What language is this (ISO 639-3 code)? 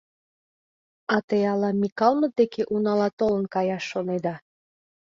chm